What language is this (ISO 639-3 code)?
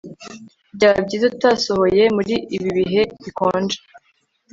kin